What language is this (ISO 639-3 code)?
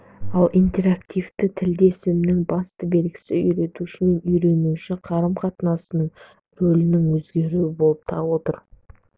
kaz